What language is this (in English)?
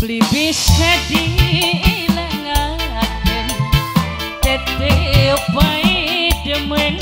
Indonesian